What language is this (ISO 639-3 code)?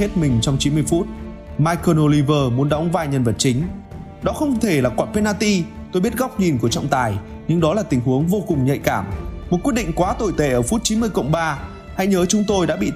vie